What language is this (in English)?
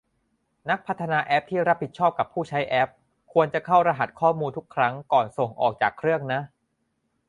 Thai